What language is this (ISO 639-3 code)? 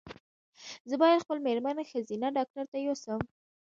pus